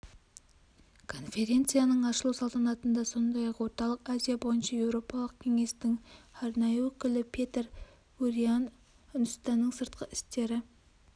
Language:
Kazakh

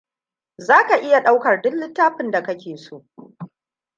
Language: Hausa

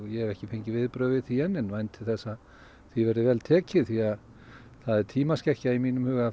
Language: Icelandic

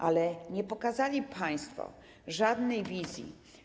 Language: Polish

